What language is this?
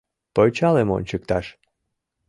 Mari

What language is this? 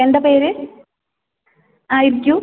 Malayalam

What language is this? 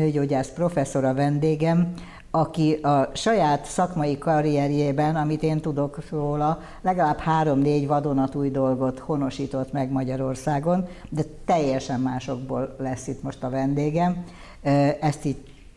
Hungarian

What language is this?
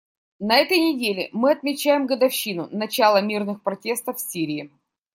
Russian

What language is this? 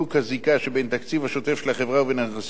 Hebrew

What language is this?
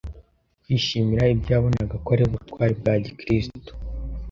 Kinyarwanda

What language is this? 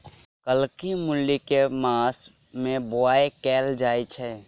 Maithili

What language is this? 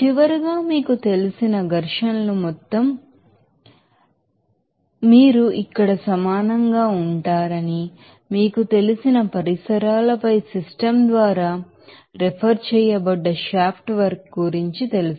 Telugu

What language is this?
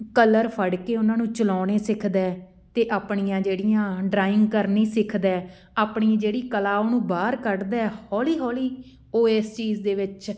Punjabi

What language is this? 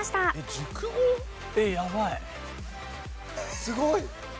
Japanese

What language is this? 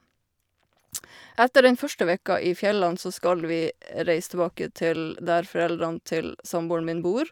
Norwegian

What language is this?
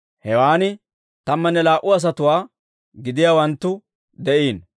Dawro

